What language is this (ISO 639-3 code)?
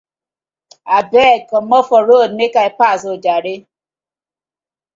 pcm